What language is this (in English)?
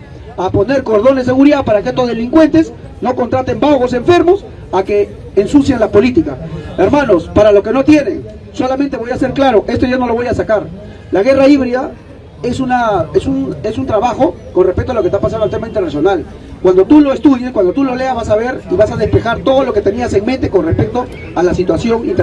Spanish